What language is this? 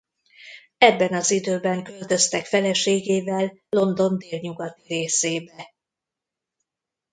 Hungarian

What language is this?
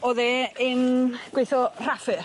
Welsh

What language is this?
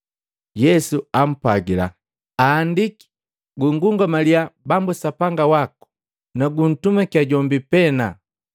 Matengo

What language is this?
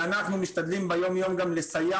Hebrew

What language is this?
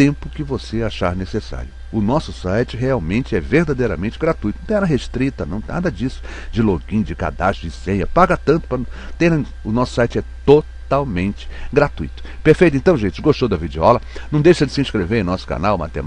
Portuguese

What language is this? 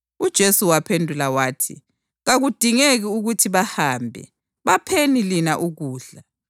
North Ndebele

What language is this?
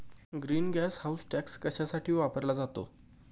Marathi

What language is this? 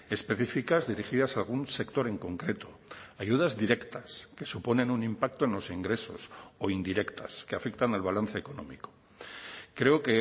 Spanish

